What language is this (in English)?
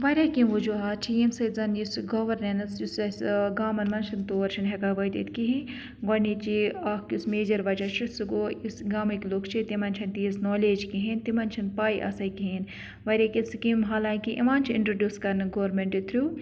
Kashmiri